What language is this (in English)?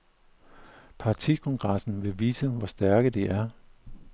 Danish